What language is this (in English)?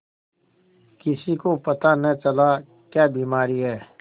Hindi